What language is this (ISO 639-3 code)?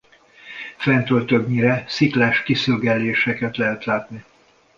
hun